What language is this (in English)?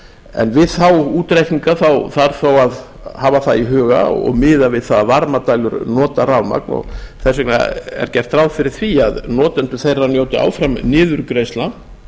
Icelandic